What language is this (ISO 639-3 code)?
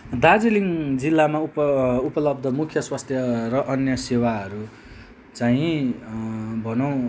nep